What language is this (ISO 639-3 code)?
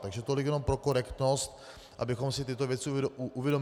ces